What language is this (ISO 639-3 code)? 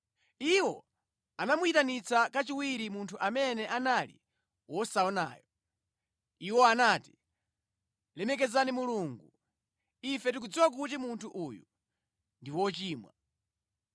nya